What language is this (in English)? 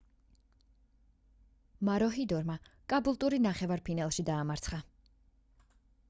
Georgian